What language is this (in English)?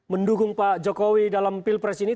Indonesian